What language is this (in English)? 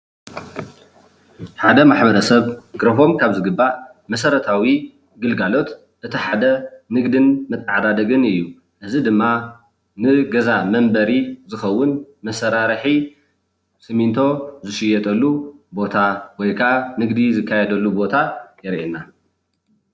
Tigrinya